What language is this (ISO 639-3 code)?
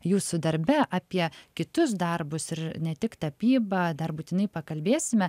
lit